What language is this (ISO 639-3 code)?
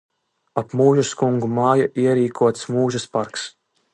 lav